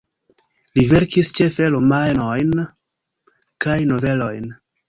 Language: Esperanto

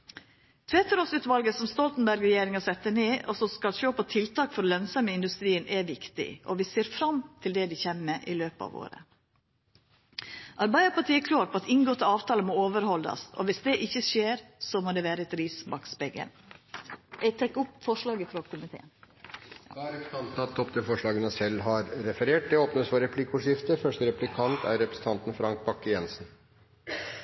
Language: Norwegian Nynorsk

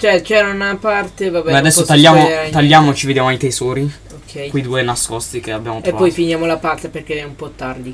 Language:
Italian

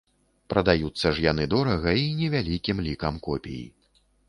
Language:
Belarusian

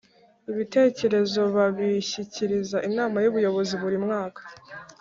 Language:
Kinyarwanda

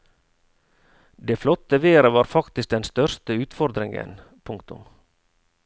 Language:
Norwegian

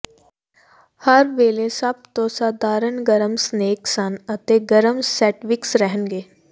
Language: Punjabi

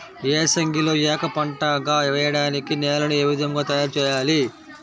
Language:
Telugu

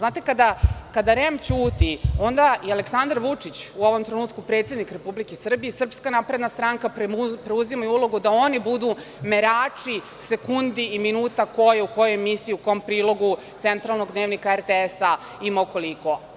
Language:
Serbian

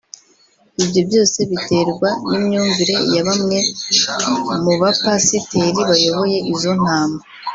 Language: Kinyarwanda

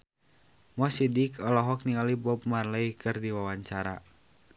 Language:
Sundanese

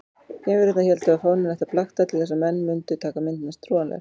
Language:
Icelandic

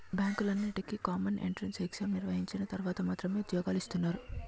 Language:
Telugu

